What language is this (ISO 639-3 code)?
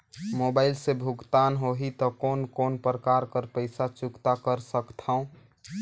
hne